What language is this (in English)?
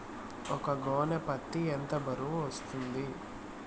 Telugu